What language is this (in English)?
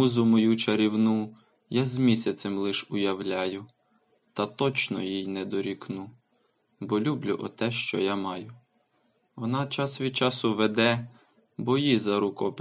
Ukrainian